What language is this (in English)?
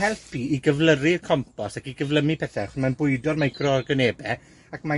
Welsh